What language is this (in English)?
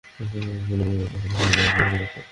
Bangla